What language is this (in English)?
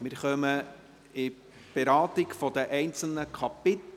Swiss German